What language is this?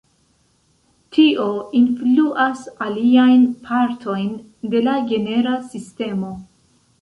Esperanto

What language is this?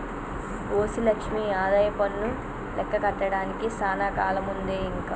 Telugu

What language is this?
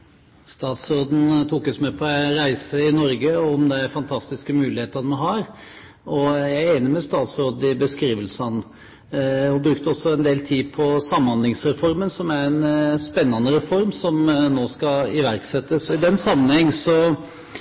Norwegian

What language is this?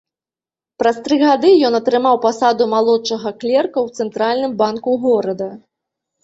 Belarusian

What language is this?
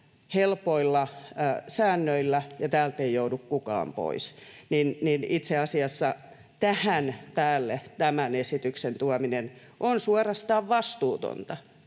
Finnish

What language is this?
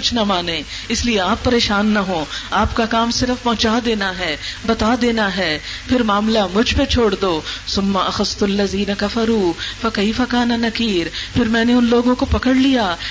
Urdu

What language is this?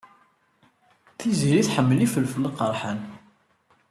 Kabyle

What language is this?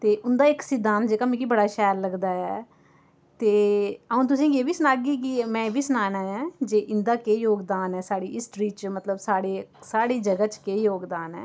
Dogri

